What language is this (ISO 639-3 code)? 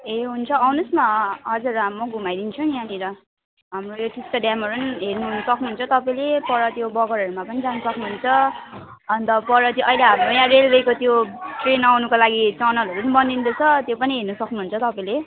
nep